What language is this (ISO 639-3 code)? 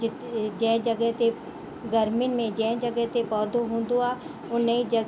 snd